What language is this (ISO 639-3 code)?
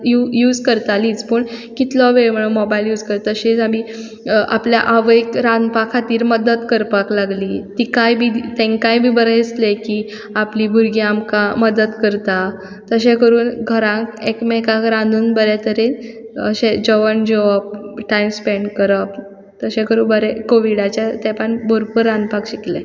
kok